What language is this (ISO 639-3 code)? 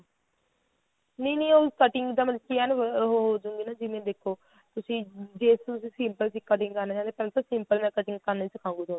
pan